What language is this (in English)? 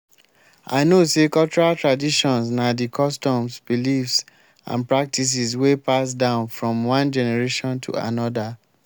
Nigerian Pidgin